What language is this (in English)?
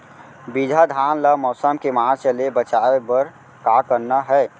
Chhattisgarhi